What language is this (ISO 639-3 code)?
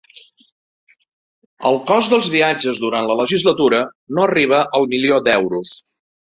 cat